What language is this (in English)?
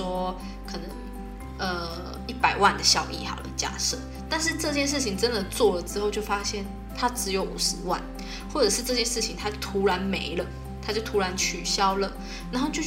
Chinese